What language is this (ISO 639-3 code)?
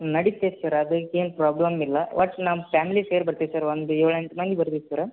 kan